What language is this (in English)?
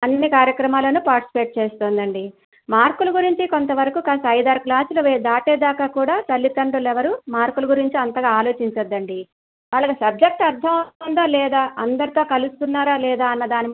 Telugu